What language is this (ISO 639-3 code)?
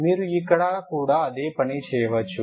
tel